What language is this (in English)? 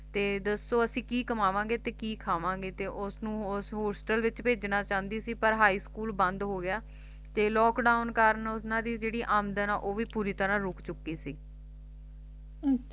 Punjabi